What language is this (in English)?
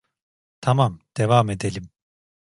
Turkish